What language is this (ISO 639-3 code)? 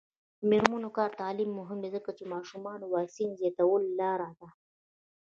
pus